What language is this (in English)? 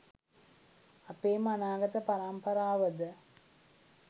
Sinhala